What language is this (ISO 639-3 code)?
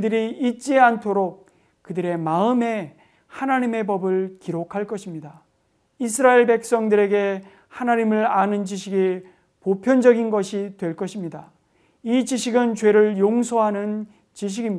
kor